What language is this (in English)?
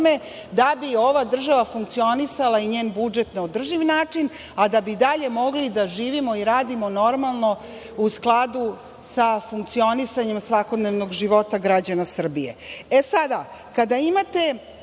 Serbian